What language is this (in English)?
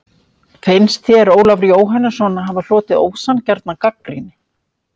Icelandic